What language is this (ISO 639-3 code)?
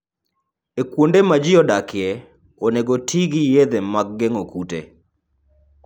luo